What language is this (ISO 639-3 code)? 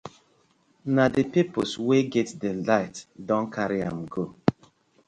pcm